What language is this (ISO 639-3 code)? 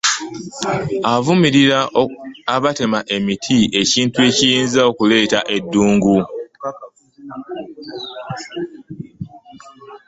lug